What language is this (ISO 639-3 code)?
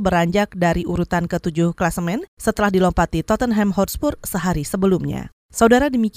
ind